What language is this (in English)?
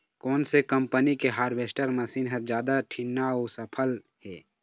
Chhattisgarhi